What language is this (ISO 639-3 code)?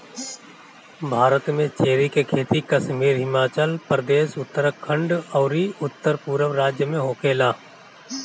bho